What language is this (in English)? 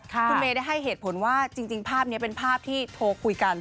Thai